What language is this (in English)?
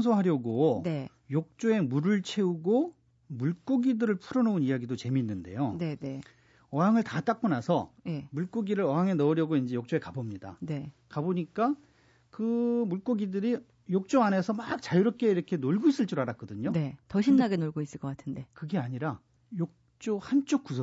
Korean